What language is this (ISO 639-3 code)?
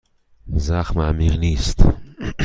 fas